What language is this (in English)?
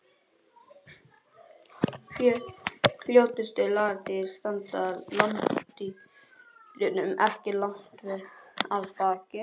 Icelandic